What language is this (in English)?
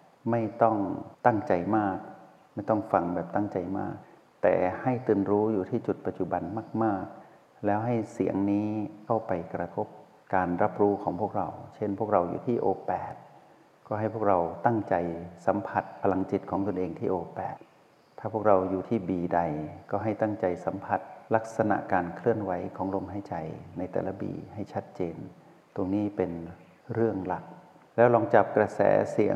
Thai